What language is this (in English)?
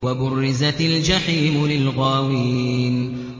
Arabic